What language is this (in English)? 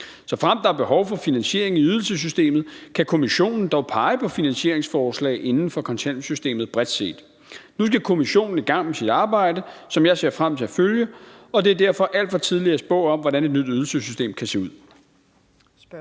Danish